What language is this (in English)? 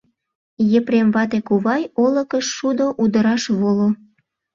Mari